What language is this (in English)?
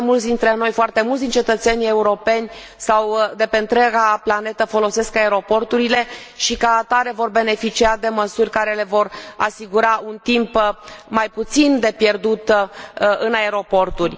Romanian